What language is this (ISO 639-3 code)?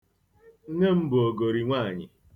ibo